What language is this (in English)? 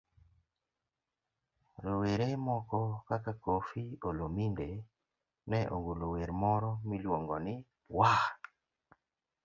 Luo (Kenya and Tanzania)